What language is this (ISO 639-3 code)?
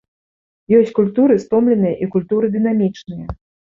bel